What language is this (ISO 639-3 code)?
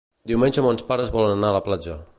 cat